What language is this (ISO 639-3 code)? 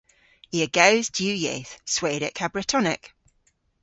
cor